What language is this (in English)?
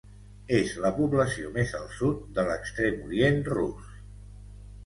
Catalan